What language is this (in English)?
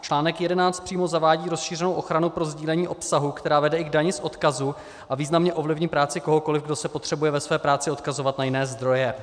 Czech